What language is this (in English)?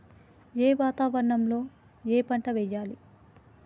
Telugu